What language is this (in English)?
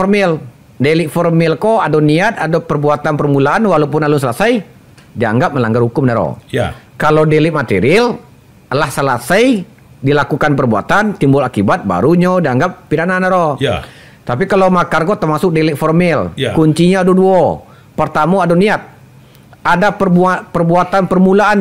Indonesian